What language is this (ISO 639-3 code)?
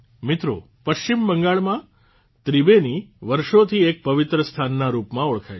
guj